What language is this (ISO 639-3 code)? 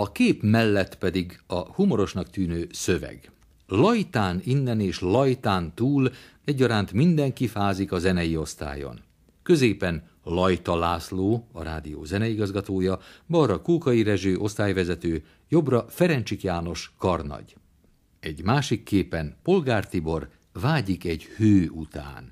hun